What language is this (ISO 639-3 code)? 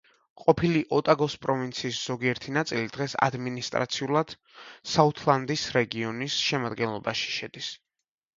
kat